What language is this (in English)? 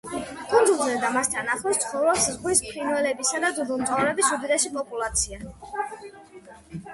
Georgian